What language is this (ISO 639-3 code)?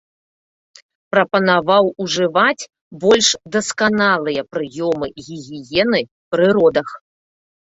bel